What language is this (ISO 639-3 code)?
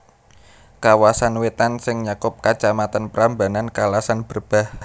jav